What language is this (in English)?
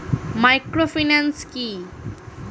Bangla